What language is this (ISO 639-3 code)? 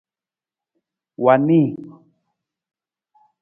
nmz